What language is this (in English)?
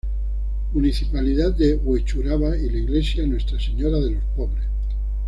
Spanish